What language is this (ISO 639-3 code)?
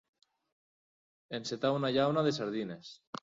cat